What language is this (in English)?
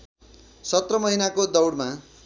Nepali